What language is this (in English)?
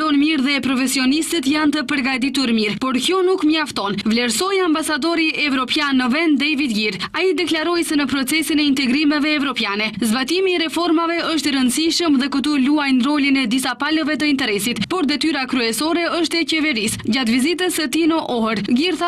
Romanian